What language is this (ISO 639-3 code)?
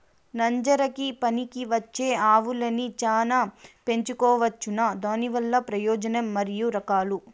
tel